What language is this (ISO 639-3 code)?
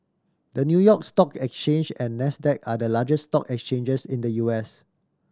eng